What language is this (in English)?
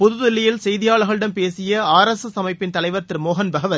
Tamil